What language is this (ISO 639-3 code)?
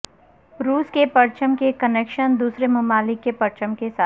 urd